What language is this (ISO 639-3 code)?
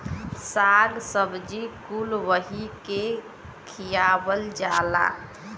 bho